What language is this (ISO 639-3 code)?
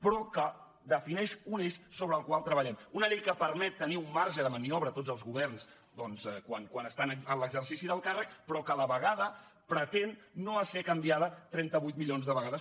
cat